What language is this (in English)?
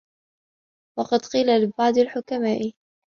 Arabic